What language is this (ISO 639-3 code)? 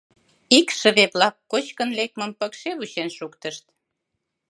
chm